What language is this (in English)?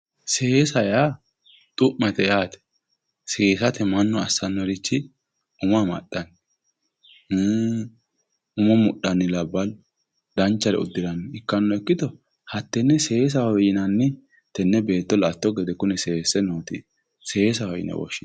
Sidamo